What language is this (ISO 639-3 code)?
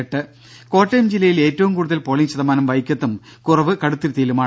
mal